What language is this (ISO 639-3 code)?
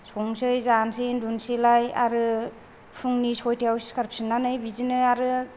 brx